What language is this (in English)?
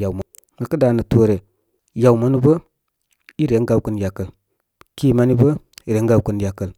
Koma